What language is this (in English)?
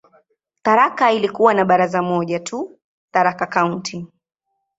Swahili